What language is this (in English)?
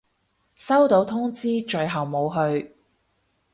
Cantonese